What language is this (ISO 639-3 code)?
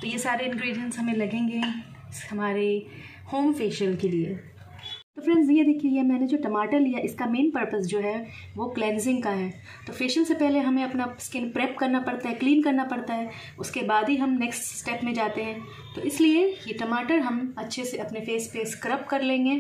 hin